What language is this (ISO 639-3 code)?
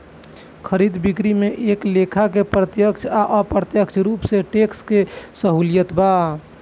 bho